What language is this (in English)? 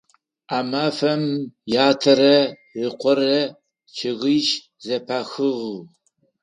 Adyghe